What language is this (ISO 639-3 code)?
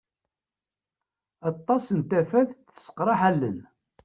kab